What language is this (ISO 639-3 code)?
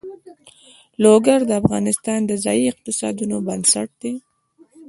pus